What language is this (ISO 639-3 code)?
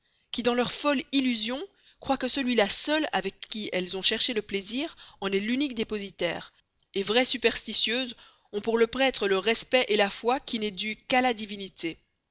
fra